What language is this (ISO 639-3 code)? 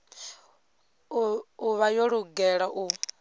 ven